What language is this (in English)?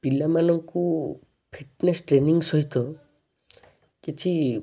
Odia